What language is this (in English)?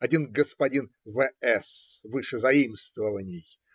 Russian